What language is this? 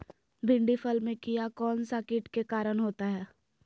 Magahi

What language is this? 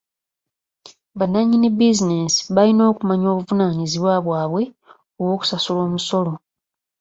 Ganda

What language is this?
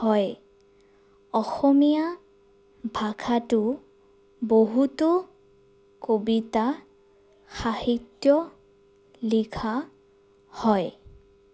Assamese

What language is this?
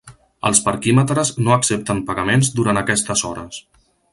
Catalan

